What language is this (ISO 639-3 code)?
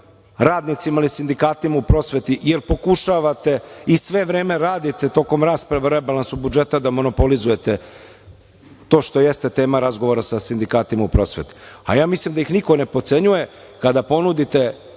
srp